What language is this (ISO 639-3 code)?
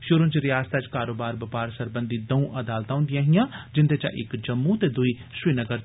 doi